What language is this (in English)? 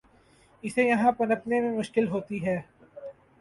Urdu